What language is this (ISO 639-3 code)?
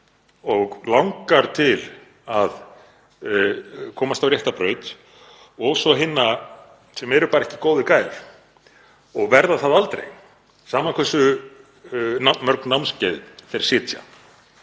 isl